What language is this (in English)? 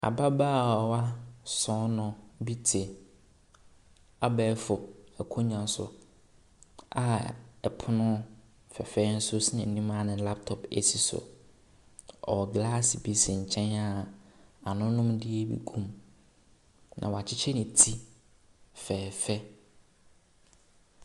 Akan